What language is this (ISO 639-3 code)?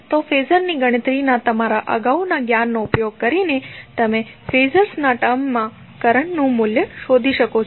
guj